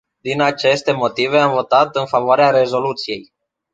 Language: Romanian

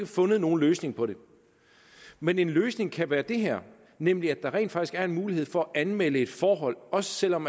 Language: Danish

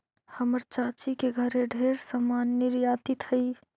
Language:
Magahi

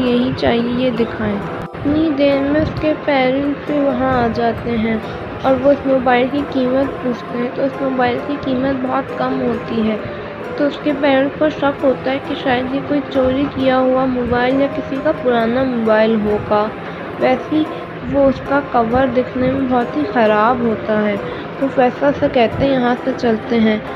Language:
Urdu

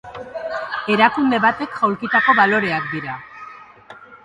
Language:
Basque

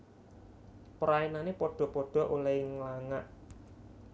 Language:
Javanese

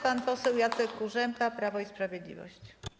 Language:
Polish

